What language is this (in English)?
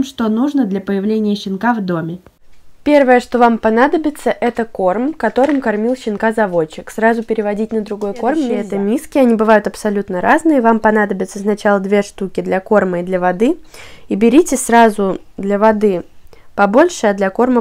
Russian